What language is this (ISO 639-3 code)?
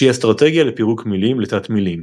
heb